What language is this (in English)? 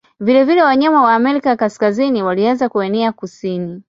Swahili